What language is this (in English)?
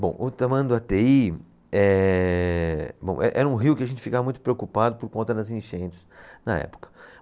Portuguese